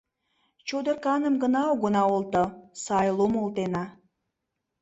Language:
Mari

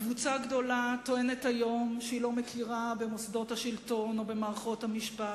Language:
Hebrew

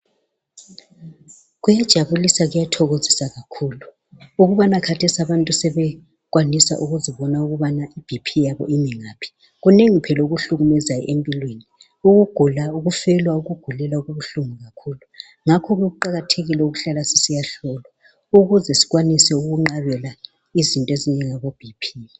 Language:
North Ndebele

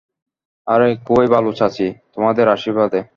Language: Bangla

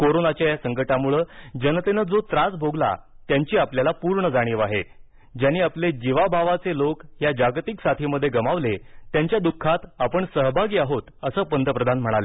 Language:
Marathi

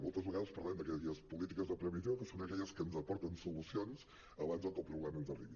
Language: Catalan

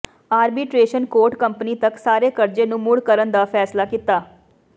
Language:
Punjabi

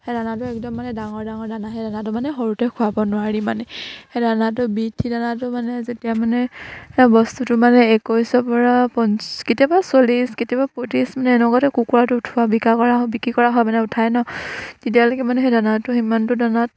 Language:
Assamese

